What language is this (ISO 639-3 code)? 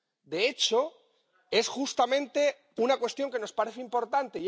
spa